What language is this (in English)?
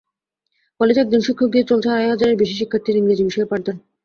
Bangla